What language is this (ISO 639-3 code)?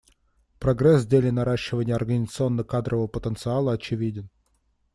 rus